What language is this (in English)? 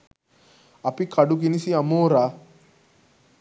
Sinhala